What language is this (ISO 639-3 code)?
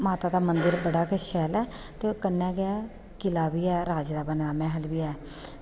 doi